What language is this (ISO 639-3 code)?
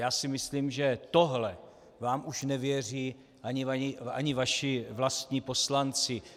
ces